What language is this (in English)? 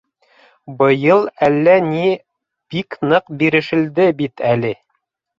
Bashkir